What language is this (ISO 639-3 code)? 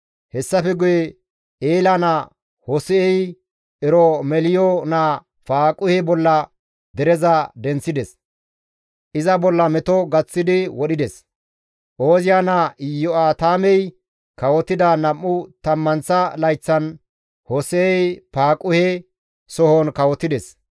gmv